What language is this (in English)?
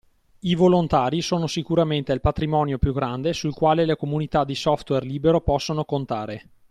Italian